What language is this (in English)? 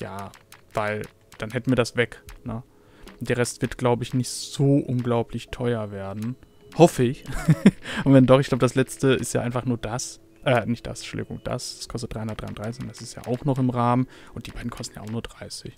German